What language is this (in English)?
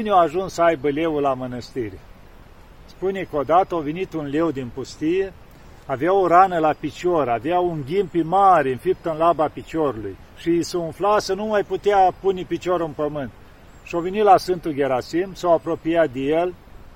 Romanian